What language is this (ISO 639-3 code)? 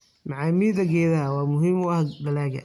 som